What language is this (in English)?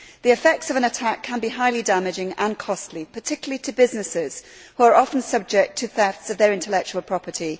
English